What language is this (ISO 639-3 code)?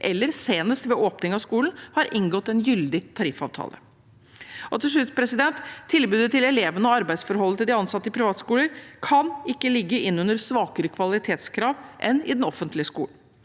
nor